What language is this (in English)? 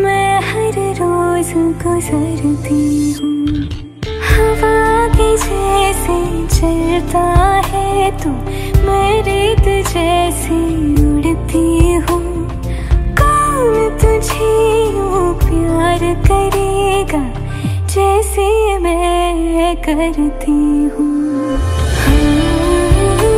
Hindi